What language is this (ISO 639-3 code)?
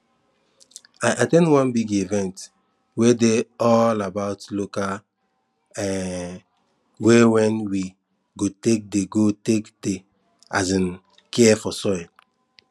pcm